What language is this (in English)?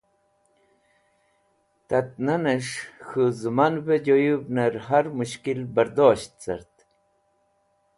Wakhi